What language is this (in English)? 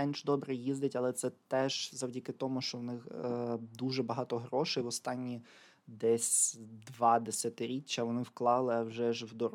Ukrainian